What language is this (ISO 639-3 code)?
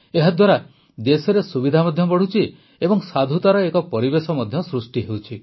ori